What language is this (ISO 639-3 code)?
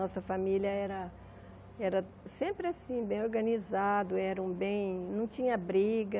por